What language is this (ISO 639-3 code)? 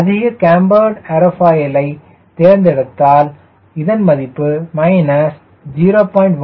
tam